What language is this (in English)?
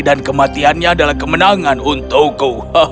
Indonesian